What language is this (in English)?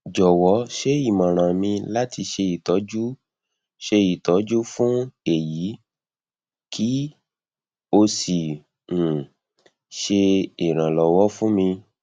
Yoruba